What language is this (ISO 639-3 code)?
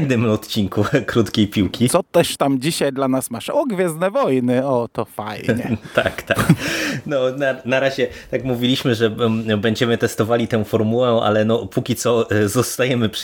pol